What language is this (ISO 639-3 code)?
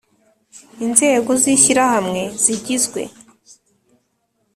kin